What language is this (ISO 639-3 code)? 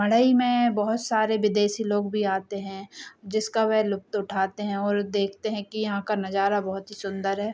hin